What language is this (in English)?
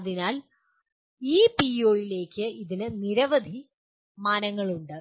Malayalam